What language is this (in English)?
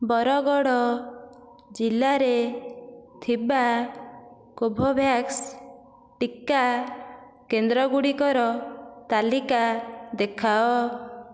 Odia